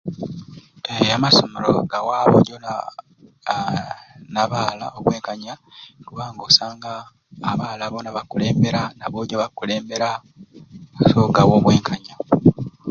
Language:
Ruuli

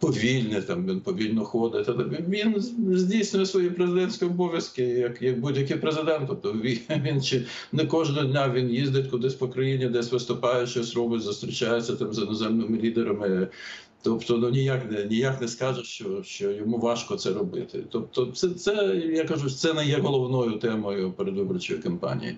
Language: Ukrainian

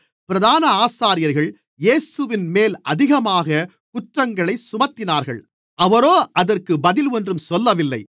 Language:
Tamil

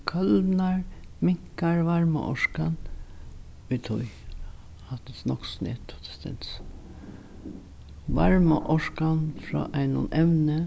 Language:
Faroese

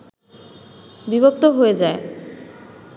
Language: Bangla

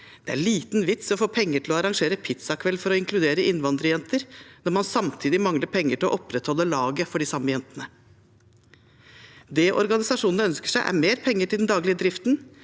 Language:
Norwegian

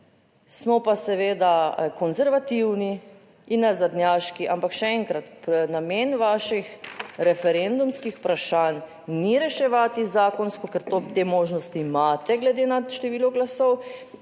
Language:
Slovenian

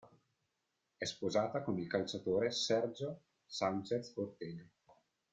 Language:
Italian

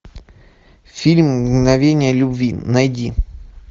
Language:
Russian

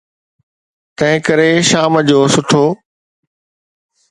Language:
Sindhi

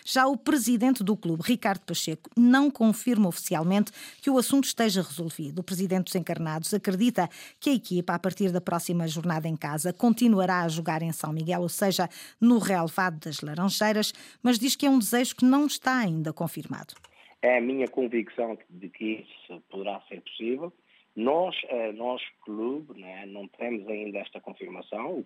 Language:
Portuguese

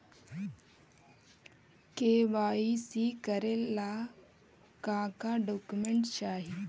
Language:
Magahi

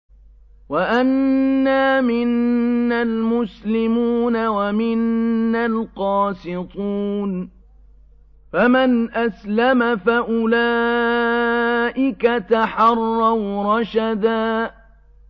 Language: Arabic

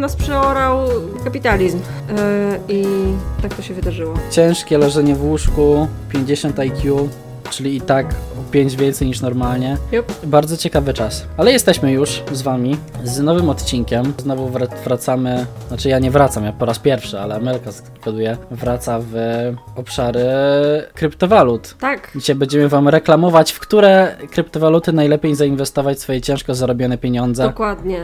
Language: Polish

